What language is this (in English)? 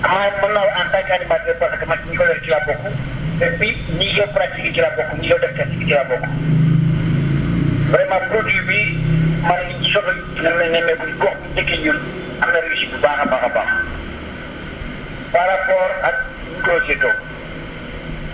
Wolof